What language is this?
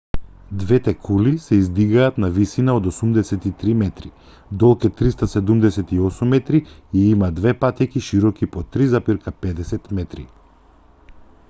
Macedonian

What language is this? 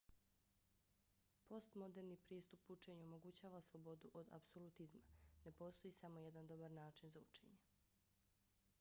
Bosnian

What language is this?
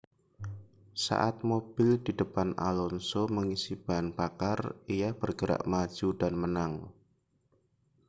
Indonesian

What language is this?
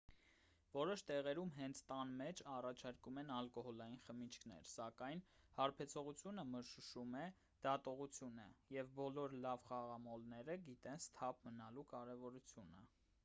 Armenian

